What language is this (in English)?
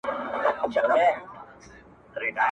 Pashto